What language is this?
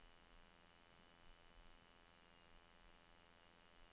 Norwegian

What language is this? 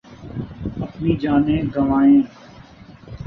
Urdu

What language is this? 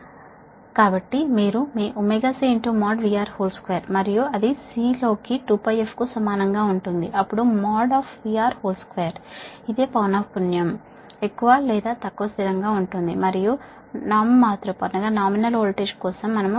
Telugu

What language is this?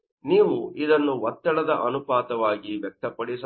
Kannada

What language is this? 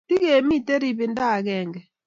Kalenjin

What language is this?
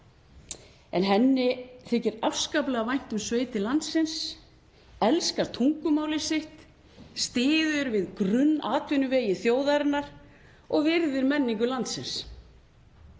Icelandic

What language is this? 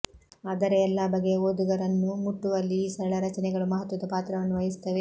Kannada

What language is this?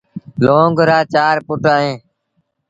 Sindhi Bhil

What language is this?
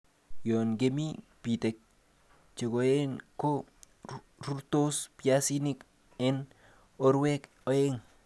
Kalenjin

